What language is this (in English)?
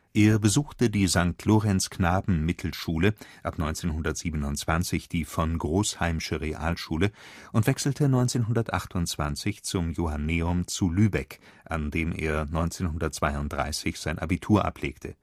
German